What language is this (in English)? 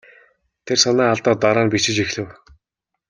Mongolian